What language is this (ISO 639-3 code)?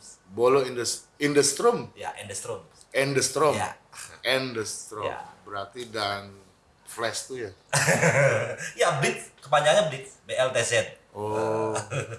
ind